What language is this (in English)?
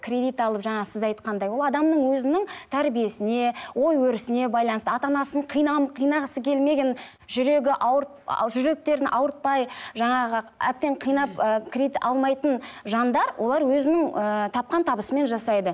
Kazakh